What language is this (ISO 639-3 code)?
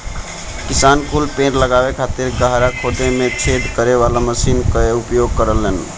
bho